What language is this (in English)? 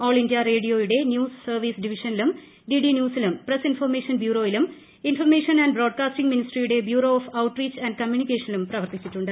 Malayalam